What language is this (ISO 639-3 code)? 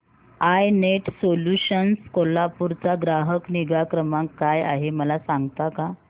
mar